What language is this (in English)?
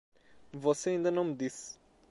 Portuguese